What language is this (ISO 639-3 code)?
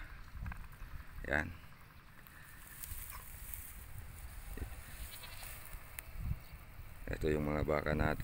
fil